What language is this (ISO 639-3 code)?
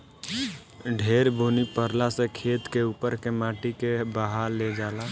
bho